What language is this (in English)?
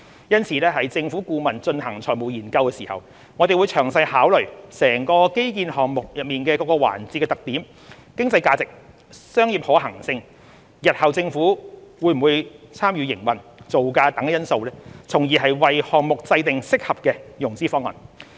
Cantonese